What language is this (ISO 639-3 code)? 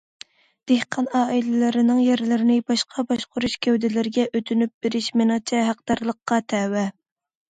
uig